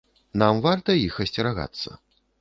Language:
Belarusian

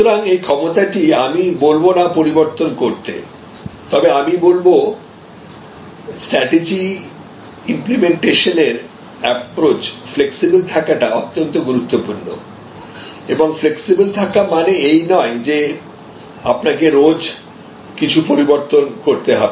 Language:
Bangla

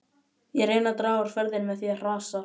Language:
Icelandic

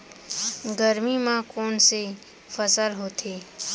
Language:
Chhattisgarhi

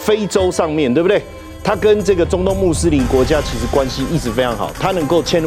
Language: Chinese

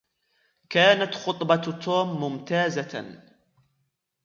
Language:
Arabic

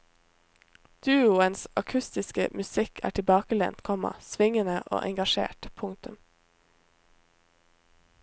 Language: Norwegian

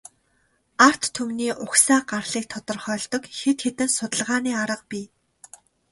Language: Mongolian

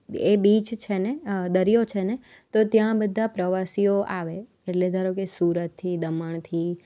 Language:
Gujarati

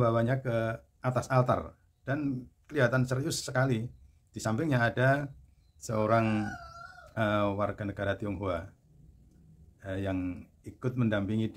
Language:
Indonesian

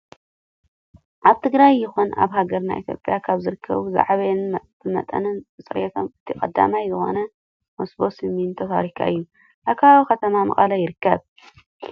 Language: Tigrinya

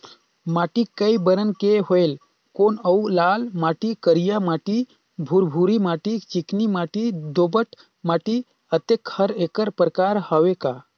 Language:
Chhattisgarhi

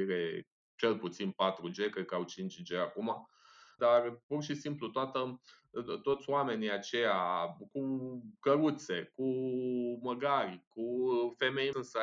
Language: Romanian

